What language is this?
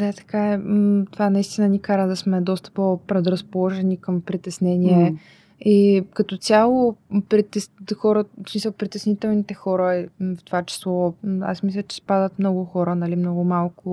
Bulgarian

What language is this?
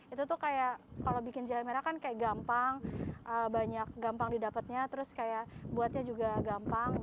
Indonesian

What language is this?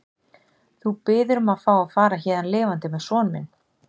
Icelandic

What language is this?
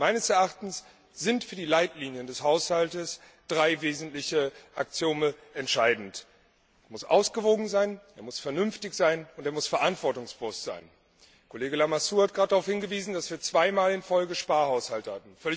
German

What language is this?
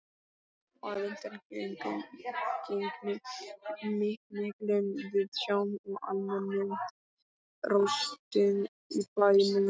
Icelandic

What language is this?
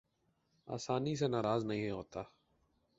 Urdu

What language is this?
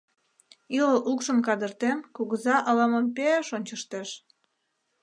Mari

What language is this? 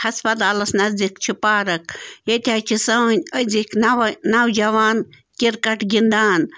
Kashmiri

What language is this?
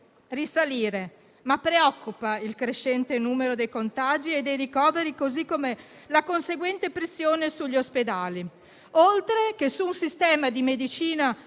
Italian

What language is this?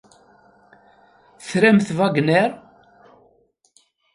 Kabyle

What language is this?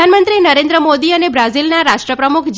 Gujarati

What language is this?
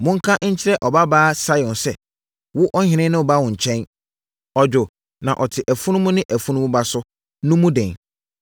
Akan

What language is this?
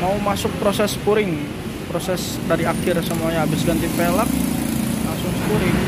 Indonesian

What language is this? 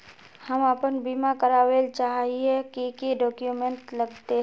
Magahi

